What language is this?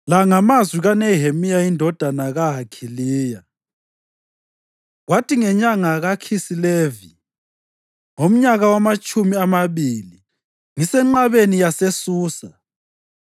North Ndebele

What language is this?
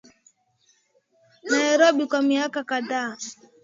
Swahili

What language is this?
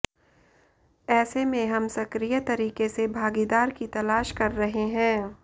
Hindi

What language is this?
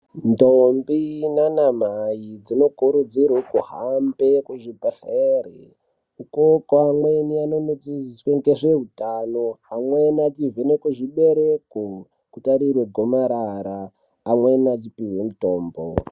Ndau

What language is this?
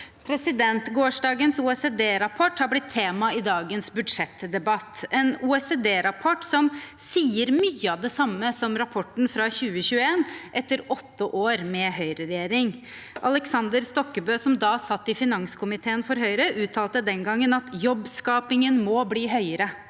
Norwegian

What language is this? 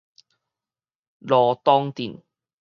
Min Nan Chinese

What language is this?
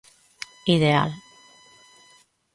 Galician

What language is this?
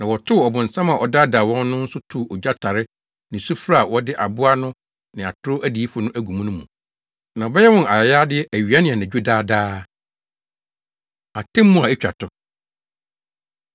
Akan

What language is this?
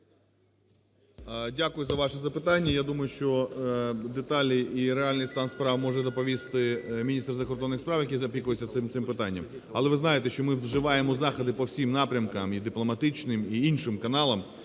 Ukrainian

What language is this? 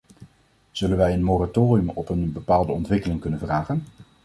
Dutch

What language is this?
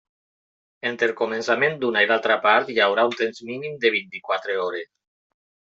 Catalan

